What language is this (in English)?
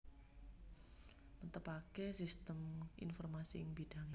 Javanese